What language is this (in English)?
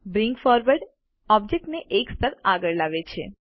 Gujarati